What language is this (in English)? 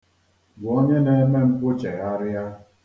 Igbo